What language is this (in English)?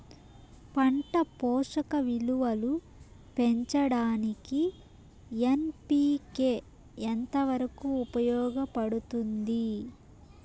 Telugu